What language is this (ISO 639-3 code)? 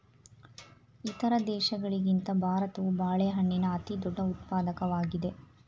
kan